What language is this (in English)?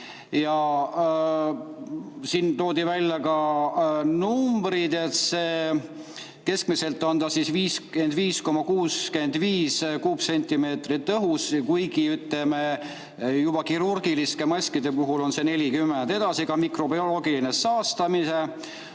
Estonian